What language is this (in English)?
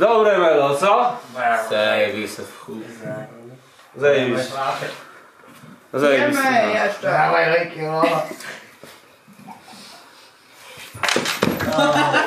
Polish